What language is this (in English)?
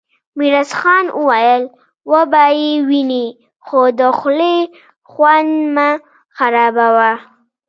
Pashto